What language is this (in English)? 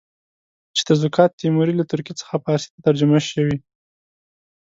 Pashto